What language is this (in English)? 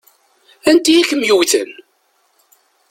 Kabyle